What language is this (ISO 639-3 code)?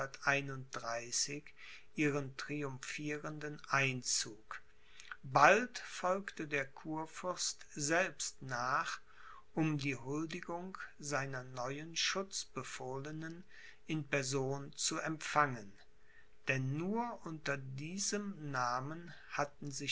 deu